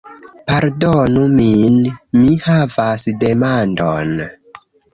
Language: Esperanto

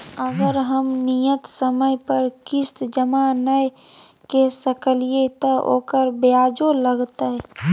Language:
Maithili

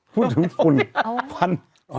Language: Thai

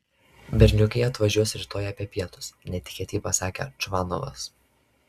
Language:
Lithuanian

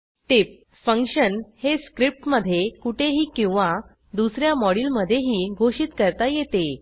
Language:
Marathi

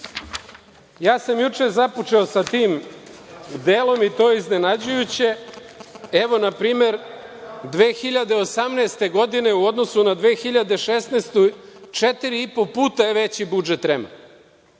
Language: Serbian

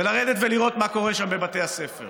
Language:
Hebrew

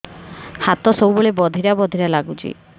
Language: Odia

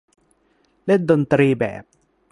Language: Thai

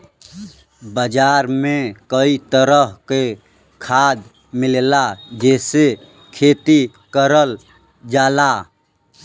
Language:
Bhojpuri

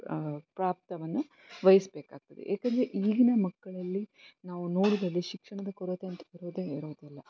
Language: Kannada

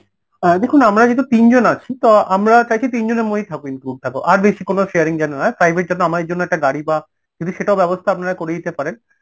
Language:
Bangla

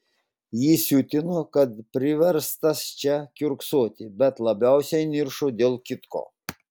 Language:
Lithuanian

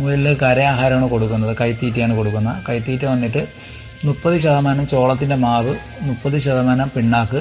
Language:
Malayalam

